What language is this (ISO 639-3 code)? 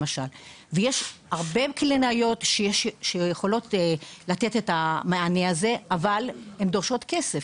heb